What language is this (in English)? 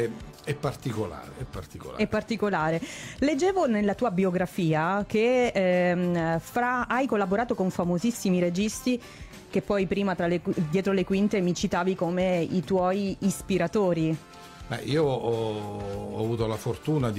Italian